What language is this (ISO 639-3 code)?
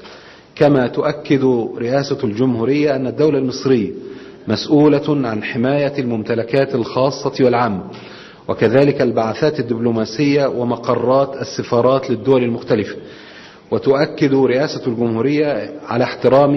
ara